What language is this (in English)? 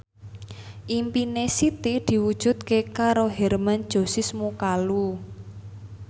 Javanese